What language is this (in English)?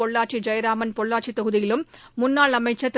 Tamil